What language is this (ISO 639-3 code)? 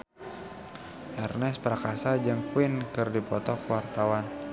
sun